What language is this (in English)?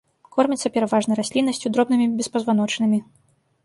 Belarusian